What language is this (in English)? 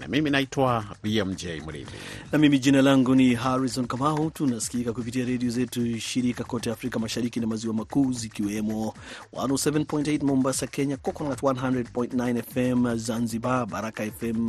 Swahili